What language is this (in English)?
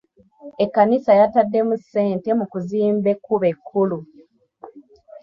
Ganda